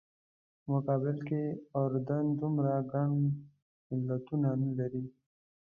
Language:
Pashto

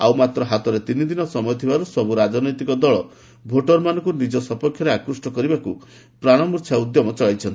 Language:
Odia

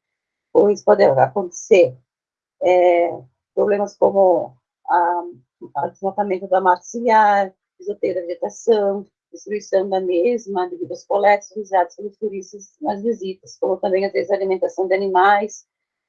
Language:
Portuguese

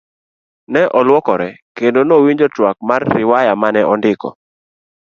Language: Luo (Kenya and Tanzania)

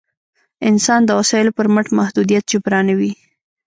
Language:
Pashto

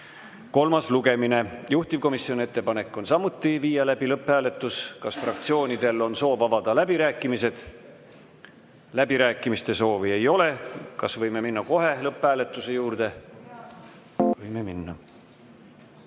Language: Estonian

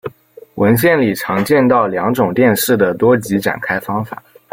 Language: Chinese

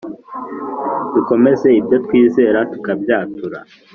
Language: Kinyarwanda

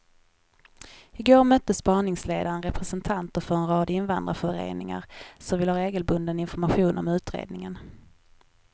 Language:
Swedish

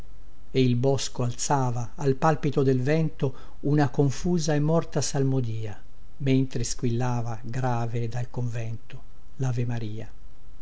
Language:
Italian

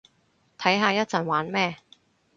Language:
Cantonese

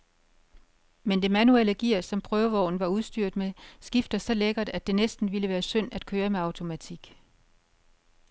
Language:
Danish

